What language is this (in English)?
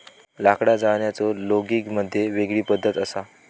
Marathi